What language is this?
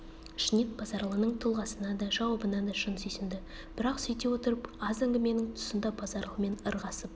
Kazakh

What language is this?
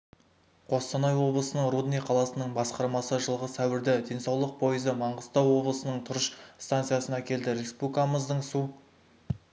Kazakh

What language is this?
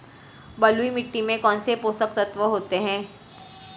Hindi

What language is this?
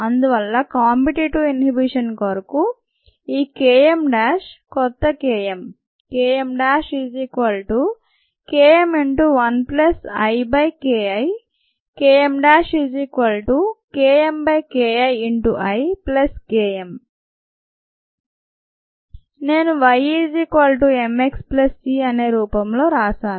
Telugu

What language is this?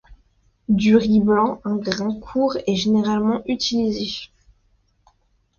French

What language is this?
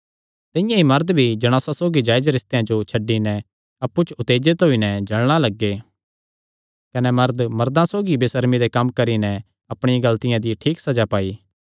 Kangri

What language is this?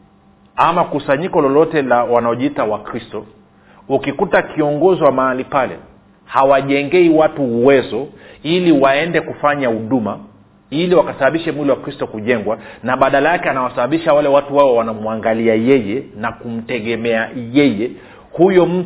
Swahili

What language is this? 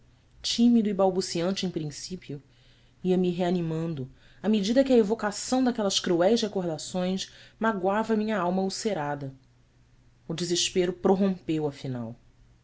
Portuguese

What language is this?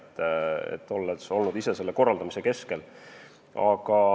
Estonian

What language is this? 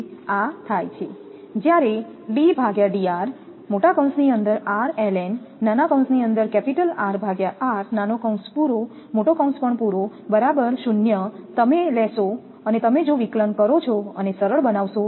Gujarati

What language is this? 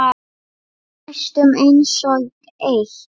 Icelandic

